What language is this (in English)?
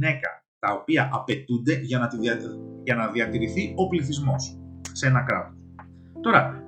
Greek